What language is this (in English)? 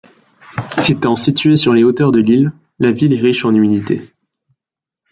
French